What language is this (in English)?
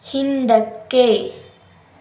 Kannada